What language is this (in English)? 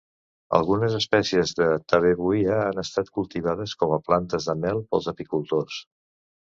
Catalan